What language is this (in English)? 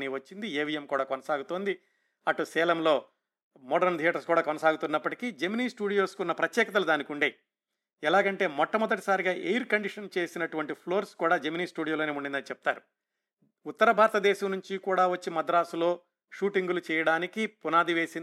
Telugu